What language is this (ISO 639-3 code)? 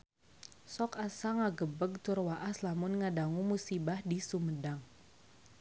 sun